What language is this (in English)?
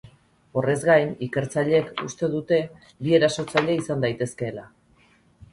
Basque